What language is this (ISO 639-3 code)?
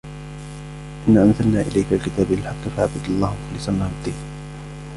ara